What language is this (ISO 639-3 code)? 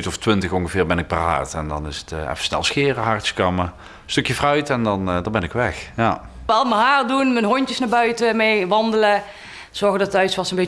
nld